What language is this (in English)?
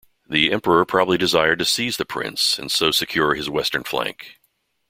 English